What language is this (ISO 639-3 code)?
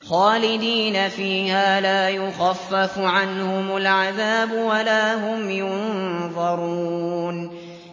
ara